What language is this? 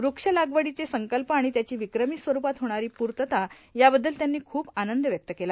Marathi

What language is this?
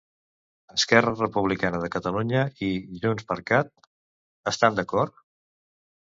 Catalan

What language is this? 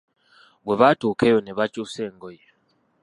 Ganda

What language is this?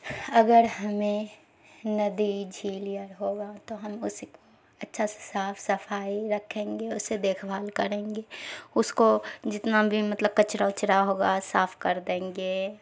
Urdu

